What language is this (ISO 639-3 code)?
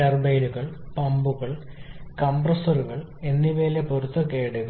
mal